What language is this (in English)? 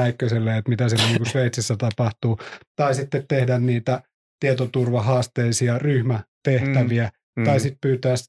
Finnish